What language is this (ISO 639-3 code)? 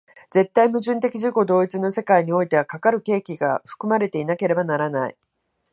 jpn